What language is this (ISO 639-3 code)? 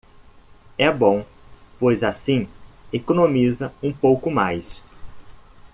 por